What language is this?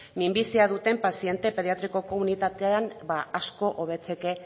Basque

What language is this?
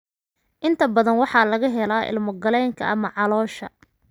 Somali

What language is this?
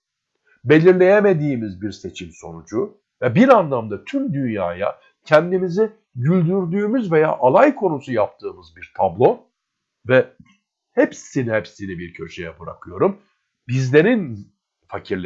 Turkish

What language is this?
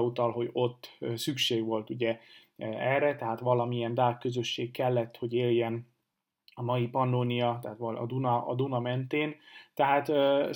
Hungarian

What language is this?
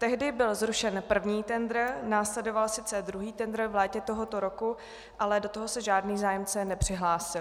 Czech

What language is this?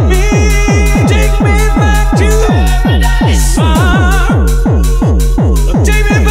English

